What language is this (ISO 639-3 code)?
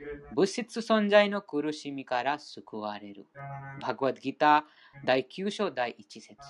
jpn